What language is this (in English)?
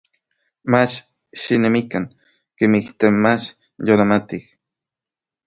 Orizaba Nahuatl